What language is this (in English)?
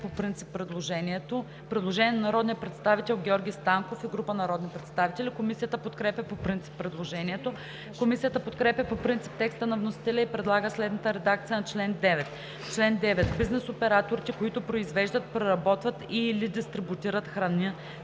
Bulgarian